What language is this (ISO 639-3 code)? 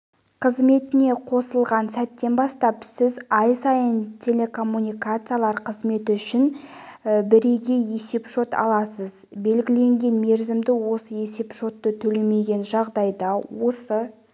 kaz